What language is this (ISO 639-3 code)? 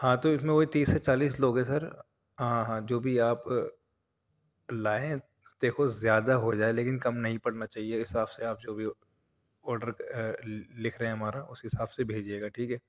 urd